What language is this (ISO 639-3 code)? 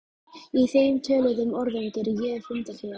isl